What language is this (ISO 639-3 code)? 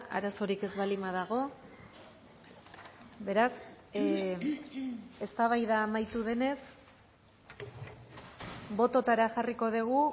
eus